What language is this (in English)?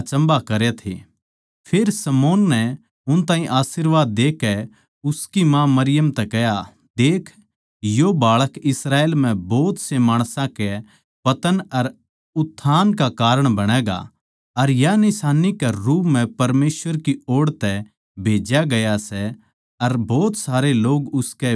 Haryanvi